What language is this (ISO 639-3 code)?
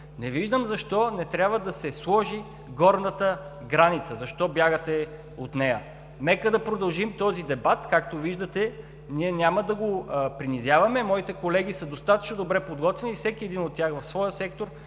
bul